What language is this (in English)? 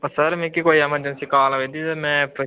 Dogri